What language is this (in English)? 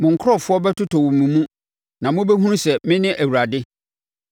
Akan